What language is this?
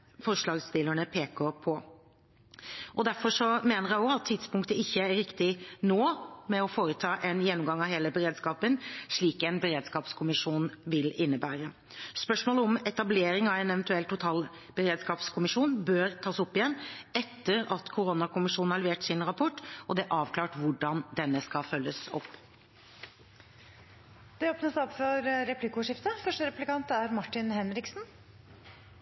Norwegian Bokmål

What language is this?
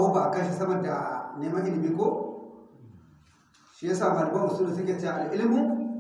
Hausa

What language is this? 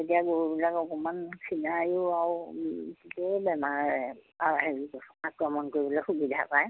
Assamese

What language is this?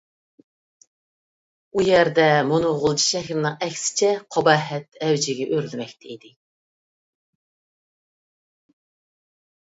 Uyghur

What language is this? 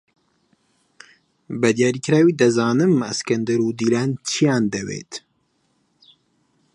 Central Kurdish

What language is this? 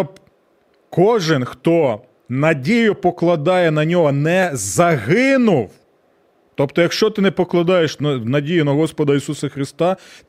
Ukrainian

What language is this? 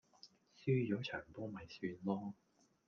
Cantonese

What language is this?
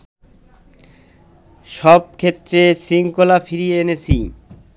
Bangla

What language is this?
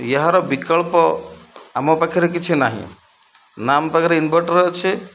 Odia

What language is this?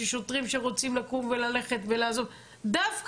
Hebrew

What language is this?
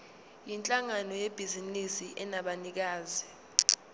Zulu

